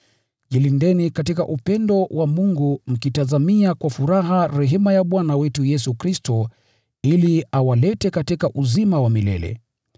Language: Swahili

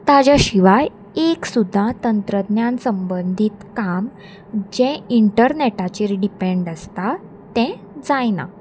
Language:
Konkani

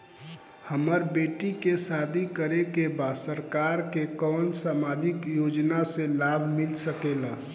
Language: Bhojpuri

